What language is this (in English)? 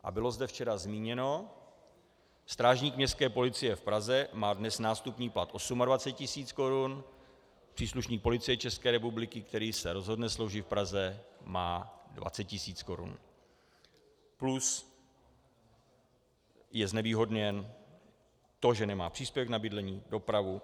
Czech